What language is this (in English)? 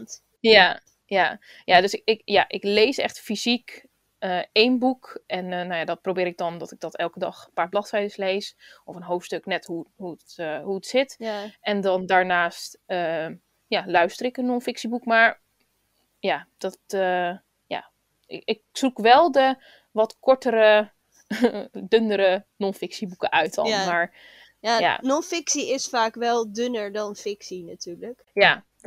Dutch